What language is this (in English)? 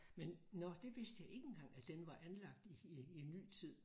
Danish